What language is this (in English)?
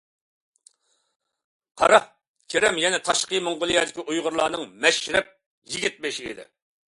Uyghur